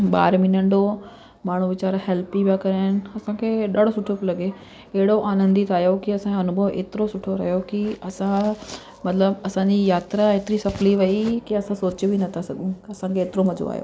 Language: Sindhi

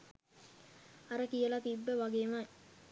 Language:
Sinhala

